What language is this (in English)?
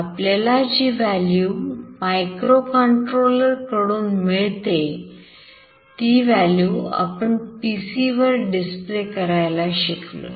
Marathi